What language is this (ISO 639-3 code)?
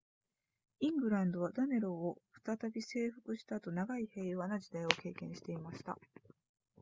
jpn